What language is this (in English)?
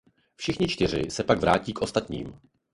Czech